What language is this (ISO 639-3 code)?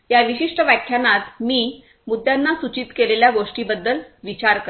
mar